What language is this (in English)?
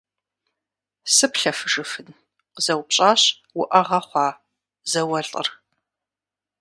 Kabardian